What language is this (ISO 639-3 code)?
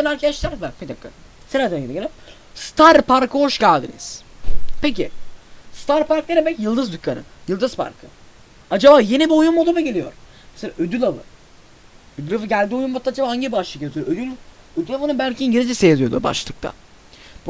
tur